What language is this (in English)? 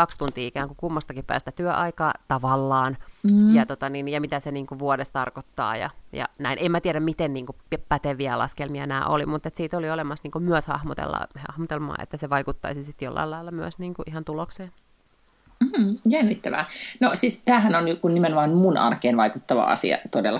Finnish